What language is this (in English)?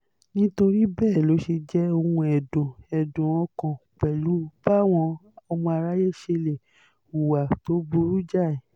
Yoruba